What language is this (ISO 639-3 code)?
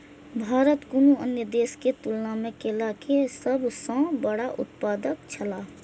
mai